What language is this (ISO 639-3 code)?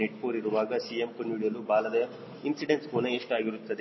kan